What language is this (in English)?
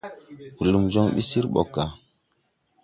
Tupuri